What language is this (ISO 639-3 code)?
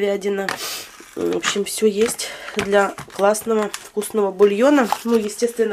rus